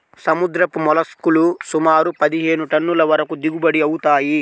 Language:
Telugu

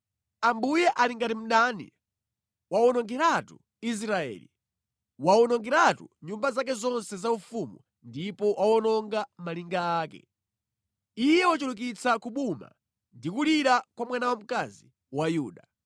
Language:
Nyanja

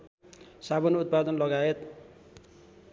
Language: Nepali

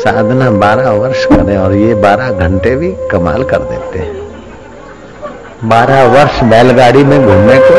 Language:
Hindi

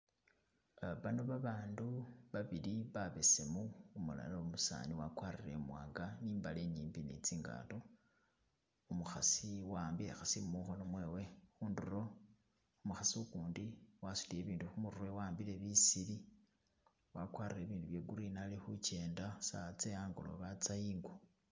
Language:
Masaaba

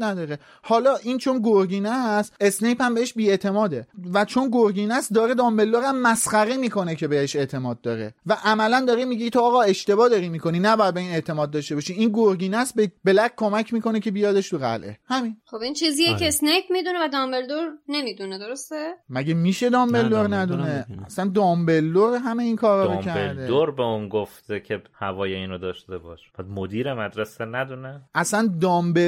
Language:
Persian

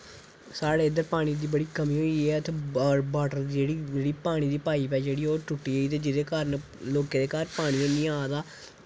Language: Dogri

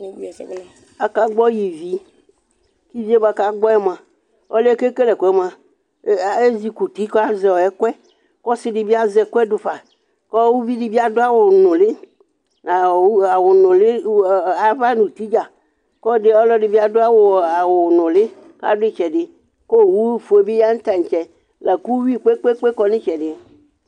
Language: Ikposo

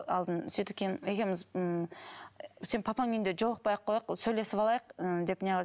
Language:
Kazakh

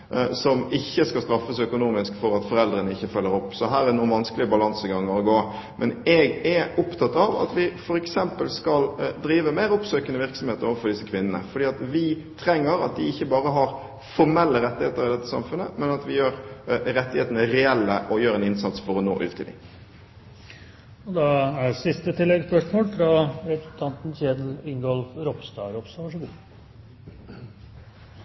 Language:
Norwegian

